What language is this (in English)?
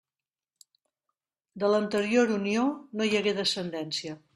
Catalan